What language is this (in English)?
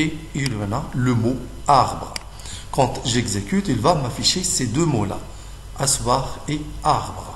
French